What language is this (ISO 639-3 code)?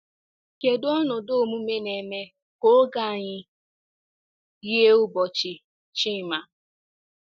ibo